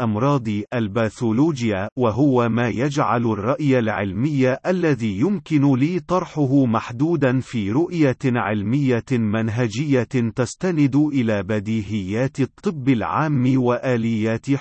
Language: Arabic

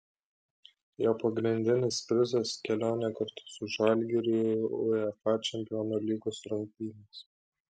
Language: Lithuanian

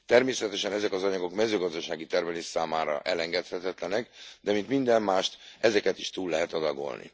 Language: Hungarian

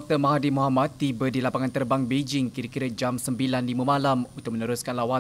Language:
Malay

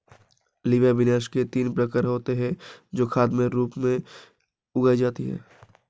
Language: Hindi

